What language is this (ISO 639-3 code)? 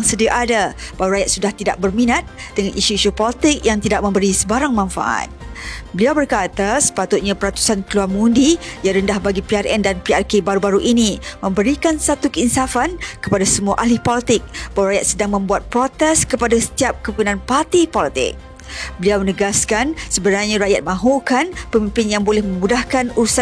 msa